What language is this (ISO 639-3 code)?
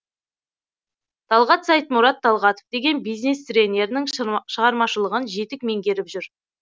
kaz